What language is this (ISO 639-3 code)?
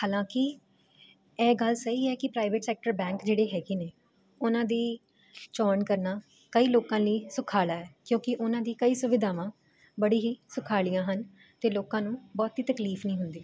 pan